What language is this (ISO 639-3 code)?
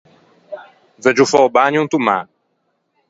lij